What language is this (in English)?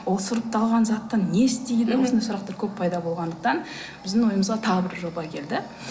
Kazakh